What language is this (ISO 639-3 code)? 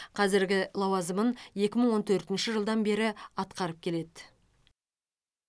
kaz